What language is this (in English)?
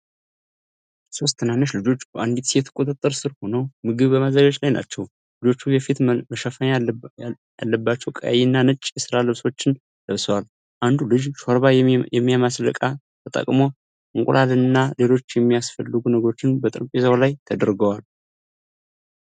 Amharic